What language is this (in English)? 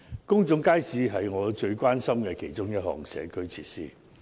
Cantonese